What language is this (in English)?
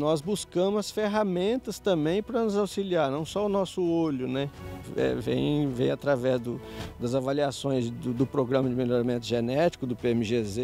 Portuguese